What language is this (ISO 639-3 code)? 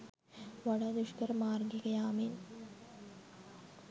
sin